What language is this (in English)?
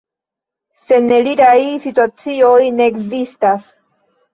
Esperanto